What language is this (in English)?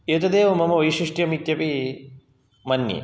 Sanskrit